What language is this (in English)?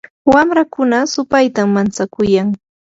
Yanahuanca Pasco Quechua